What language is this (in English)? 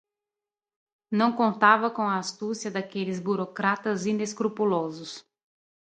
Portuguese